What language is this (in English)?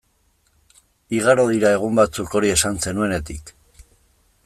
Basque